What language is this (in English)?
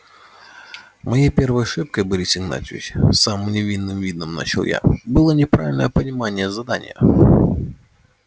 Russian